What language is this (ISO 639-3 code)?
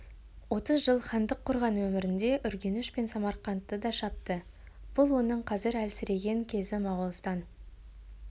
kaz